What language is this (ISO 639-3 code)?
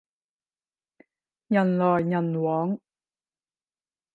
yue